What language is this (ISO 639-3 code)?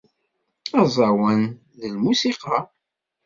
kab